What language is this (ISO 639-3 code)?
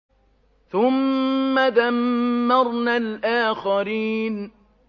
ara